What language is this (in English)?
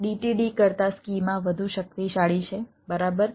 Gujarati